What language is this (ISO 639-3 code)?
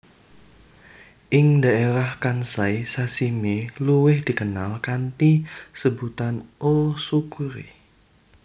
jav